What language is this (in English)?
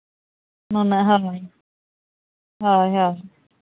Santali